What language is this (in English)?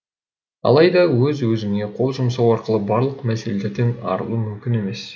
Kazakh